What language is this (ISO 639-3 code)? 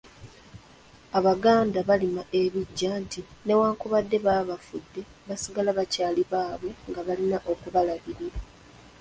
lug